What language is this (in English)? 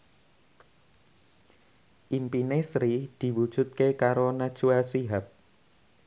Javanese